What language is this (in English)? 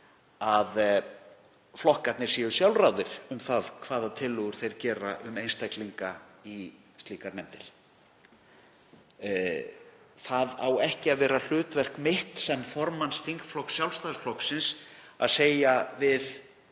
Icelandic